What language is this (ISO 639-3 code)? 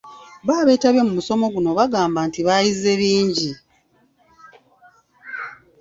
lug